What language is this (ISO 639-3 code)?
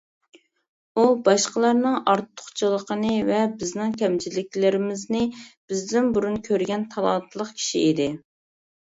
uig